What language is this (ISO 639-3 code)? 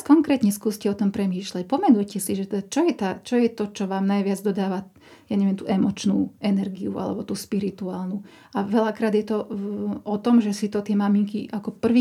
slk